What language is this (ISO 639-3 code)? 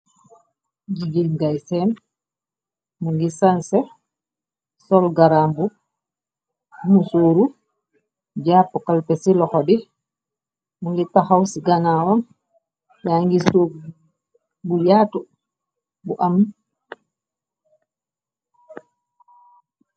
wol